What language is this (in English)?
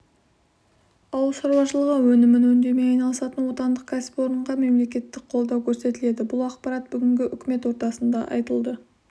Kazakh